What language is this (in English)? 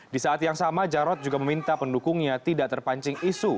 Indonesian